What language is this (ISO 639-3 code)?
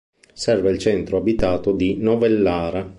ita